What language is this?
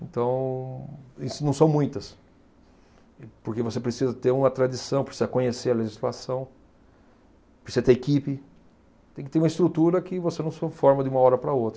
Portuguese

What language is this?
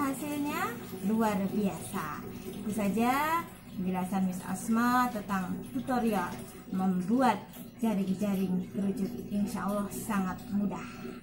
Indonesian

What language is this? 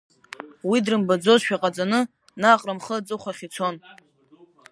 Abkhazian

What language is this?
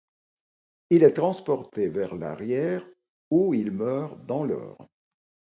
French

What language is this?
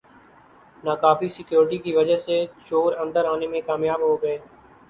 Urdu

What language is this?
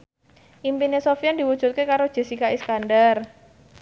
Javanese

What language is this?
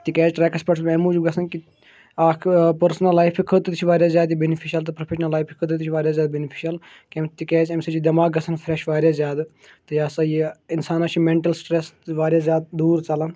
Kashmiri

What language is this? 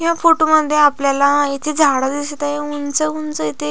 Marathi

